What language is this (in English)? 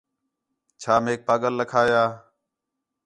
Khetrani